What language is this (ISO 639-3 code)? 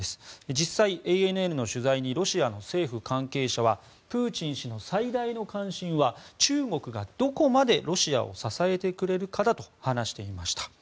jpn